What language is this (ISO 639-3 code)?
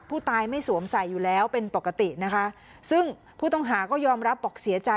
tha